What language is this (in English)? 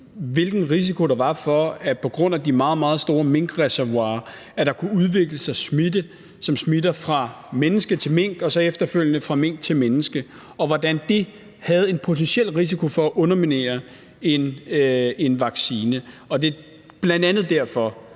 Danish